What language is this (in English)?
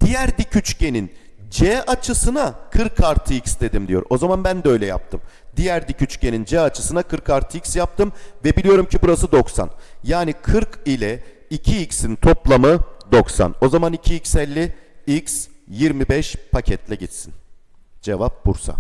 Turkish